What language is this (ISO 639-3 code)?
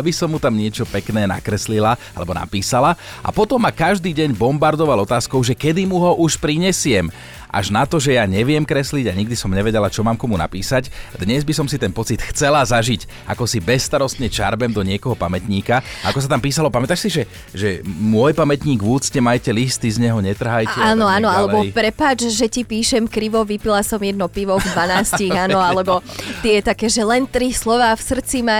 slk